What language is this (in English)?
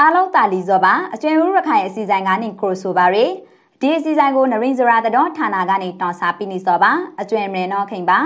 Thai